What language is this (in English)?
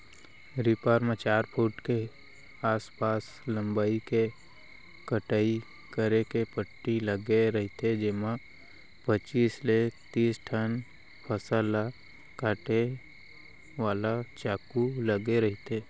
Chhattisgarhi